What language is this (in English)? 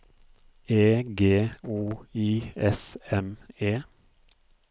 Norwegian